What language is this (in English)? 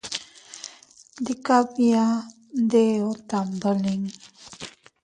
Teutila Cuicatec